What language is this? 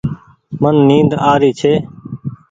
Goaria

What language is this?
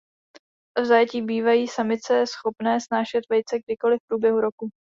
Czech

